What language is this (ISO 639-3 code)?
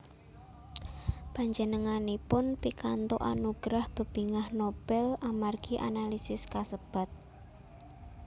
jav